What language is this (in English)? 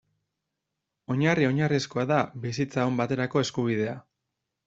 Basque